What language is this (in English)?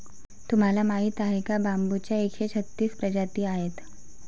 Marathi